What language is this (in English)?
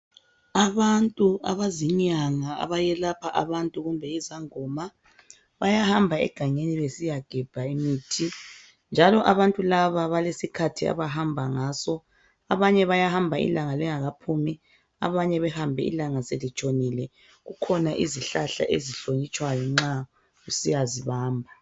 North Ndebele